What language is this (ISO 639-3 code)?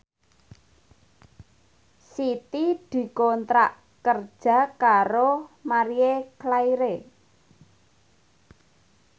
jav